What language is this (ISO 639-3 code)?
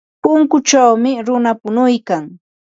qva